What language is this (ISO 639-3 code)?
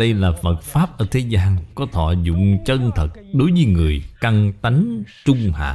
vie